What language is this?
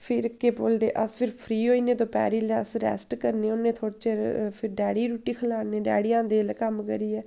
Dogri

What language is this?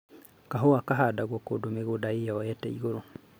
Kikuyu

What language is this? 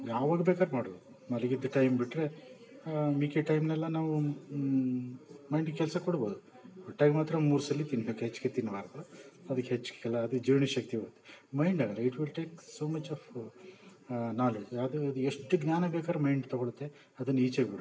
Kannada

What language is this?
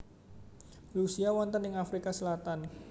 Javanese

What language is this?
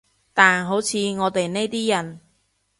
Cantonese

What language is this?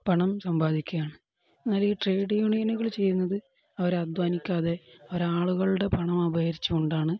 Malayalam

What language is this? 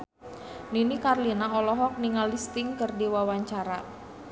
Sundanese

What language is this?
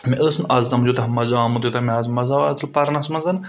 Kashmiri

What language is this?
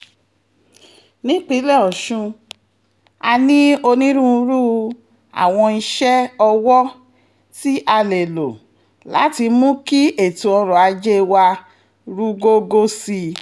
Yoruba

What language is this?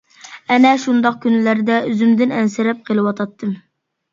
Uyghur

